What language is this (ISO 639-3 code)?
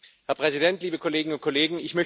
deu